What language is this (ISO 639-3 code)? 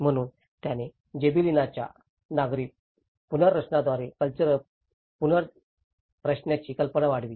mar